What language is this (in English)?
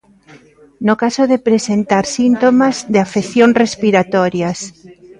Galician